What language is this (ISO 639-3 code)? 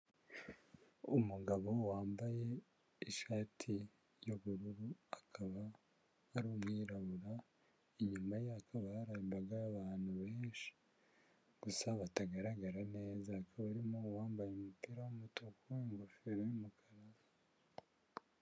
kin